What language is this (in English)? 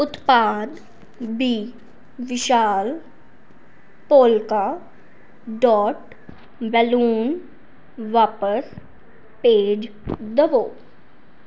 Punjabi